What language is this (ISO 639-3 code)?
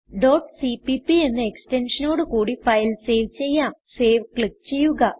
mal